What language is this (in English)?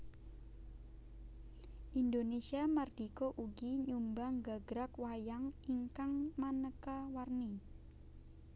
Javanese